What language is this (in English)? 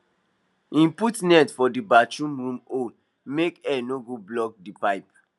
Nigerian Pidgin